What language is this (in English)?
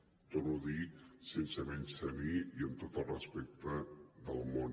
Catalan